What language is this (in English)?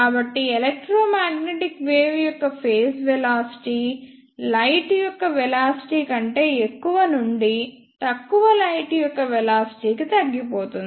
Telugu